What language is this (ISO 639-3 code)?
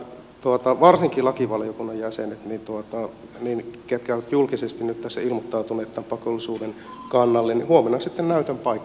fin